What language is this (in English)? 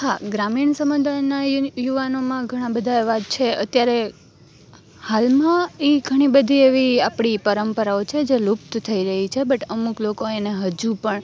Gujarati